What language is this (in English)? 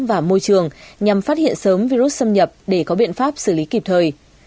Vietnamese